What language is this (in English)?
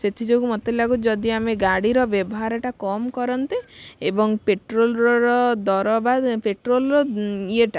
Odia